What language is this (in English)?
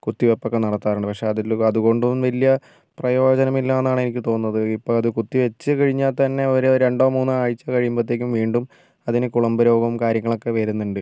Malayalam